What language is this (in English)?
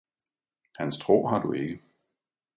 Danish